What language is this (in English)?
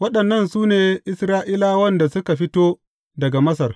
Hausa